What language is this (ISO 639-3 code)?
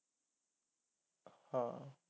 pan